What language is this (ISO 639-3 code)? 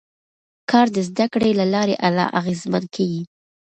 pus